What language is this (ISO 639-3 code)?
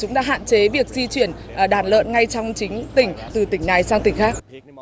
vie